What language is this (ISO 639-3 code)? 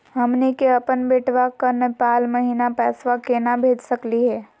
mag